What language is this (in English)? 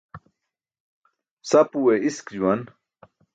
Burushaski